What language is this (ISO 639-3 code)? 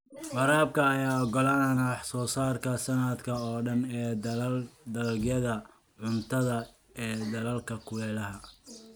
som